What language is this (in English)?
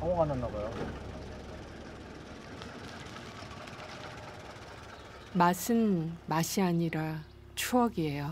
Korean